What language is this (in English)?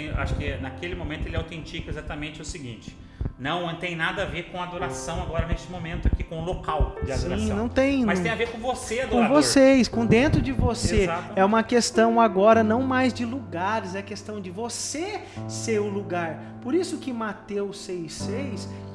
Portuguese